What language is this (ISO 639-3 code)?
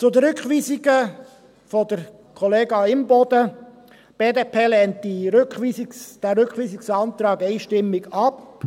gsw